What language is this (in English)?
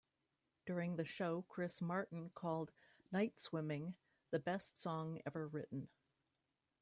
English